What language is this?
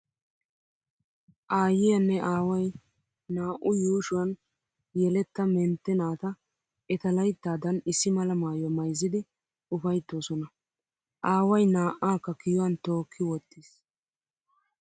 Wolaytta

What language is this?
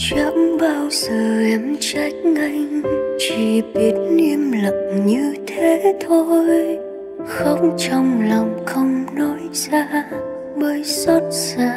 Vietnamese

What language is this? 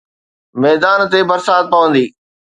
Sindhi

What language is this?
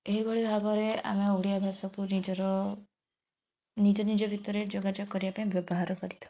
Odia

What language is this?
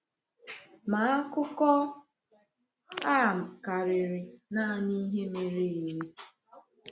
Igbo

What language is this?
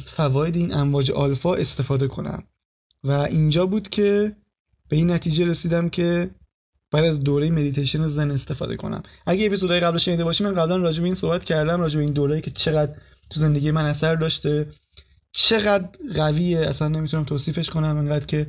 Persian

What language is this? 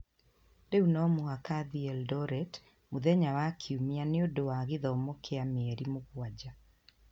Kikuyu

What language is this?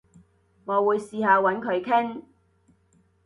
Cantonese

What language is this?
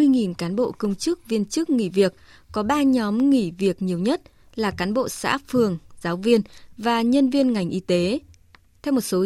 Vietnamese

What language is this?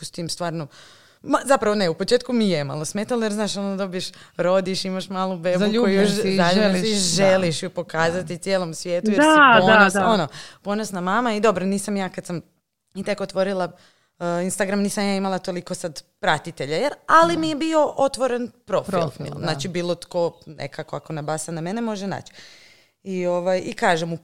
Croatian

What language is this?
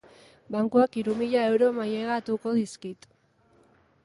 Basque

